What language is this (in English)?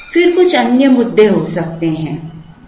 Hindi